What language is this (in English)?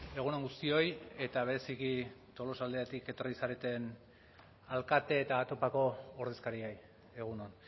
Basque